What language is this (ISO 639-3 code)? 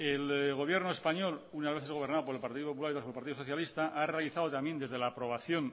spa